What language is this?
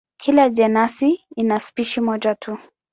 Swahili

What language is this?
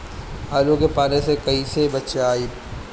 Bhojpuri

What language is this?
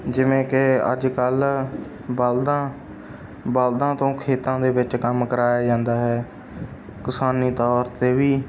Punjabi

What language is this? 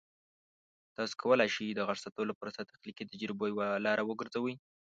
Pashto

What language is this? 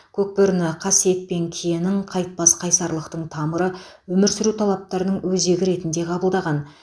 Kazakh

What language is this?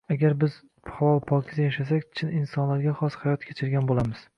Uzbek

